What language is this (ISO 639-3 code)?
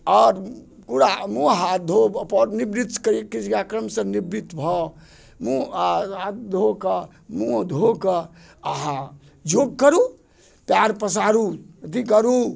mai